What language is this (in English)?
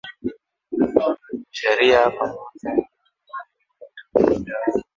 Swahili